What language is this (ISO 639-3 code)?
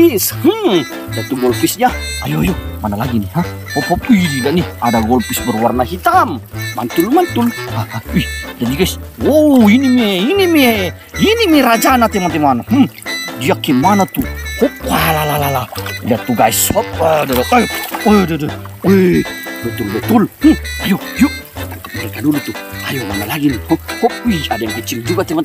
ind